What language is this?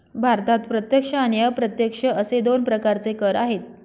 Marathi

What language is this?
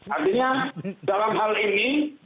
Indonesian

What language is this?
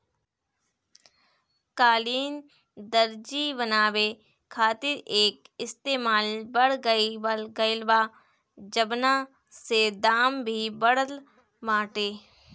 Bhojpuri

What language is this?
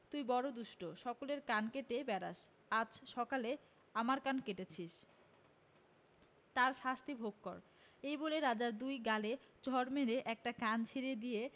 Bangla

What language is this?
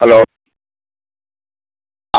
Malayalam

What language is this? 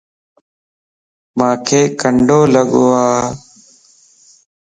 Lasi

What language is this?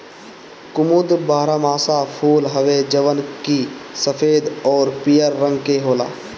Bhojpuri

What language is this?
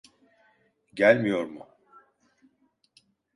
Turkish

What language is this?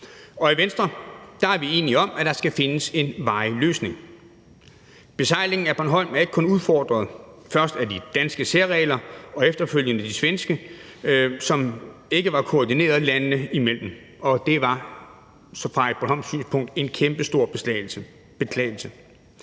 Danish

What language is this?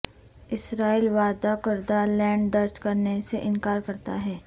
Urdu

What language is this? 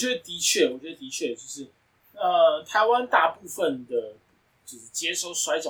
Chinese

